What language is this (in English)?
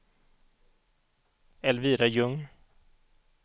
Swedish